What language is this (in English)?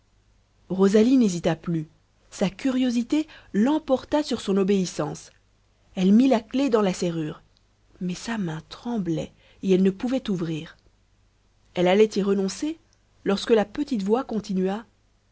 French